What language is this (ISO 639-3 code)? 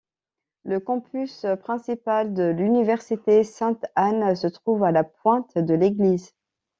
fra